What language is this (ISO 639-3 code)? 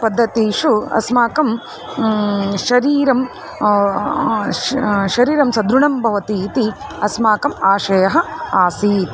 san